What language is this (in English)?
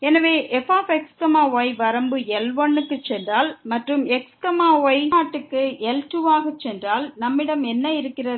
Tamil